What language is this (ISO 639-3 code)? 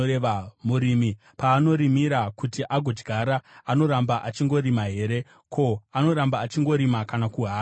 sna